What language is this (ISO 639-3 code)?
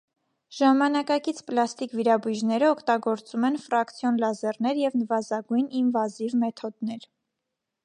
hye